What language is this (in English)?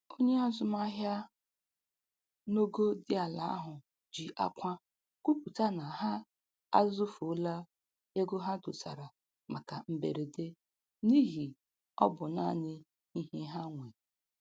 Igbo